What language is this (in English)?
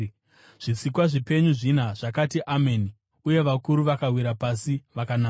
Shona